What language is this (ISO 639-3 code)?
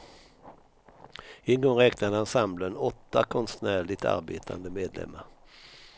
swe